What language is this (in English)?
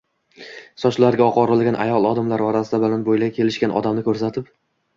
Uzbek